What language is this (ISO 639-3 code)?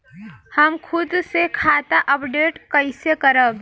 bho